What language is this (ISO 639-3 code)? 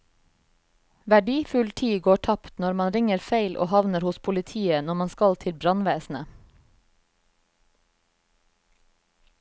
nor